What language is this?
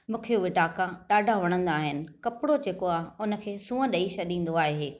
Sindhi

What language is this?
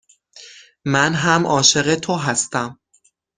Persian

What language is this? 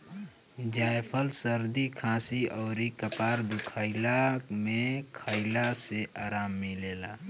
Bhojpuri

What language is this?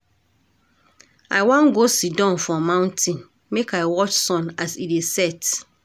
Nigerian Pidgin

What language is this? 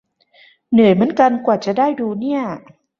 Thai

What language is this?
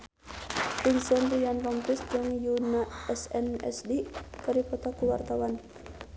Sundanese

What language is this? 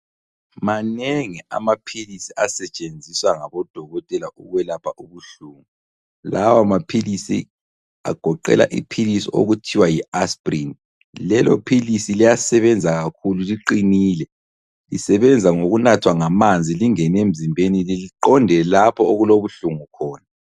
North Ndebele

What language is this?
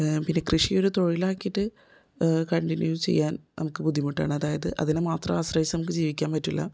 Malayalam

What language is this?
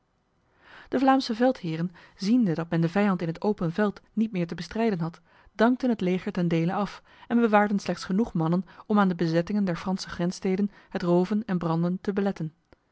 Dutch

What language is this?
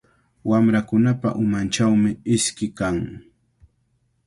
Cajatambo North Lima Quechua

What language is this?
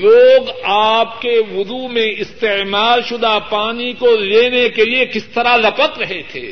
Urdu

